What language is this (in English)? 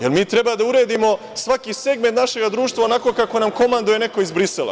Serbian